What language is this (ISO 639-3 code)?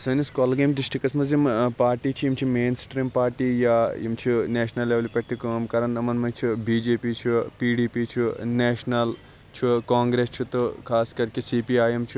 kas